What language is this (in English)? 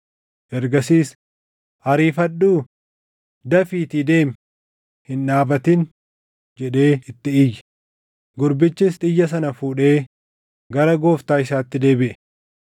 Oromo